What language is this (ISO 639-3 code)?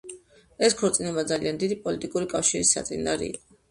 kat